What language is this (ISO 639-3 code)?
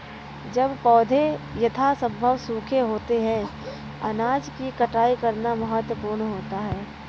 hin